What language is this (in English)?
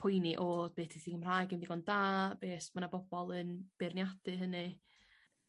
Welsh